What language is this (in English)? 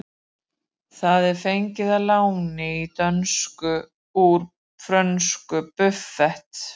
Icelandic